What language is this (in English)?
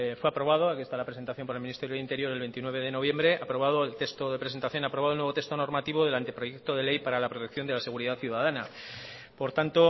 Spanish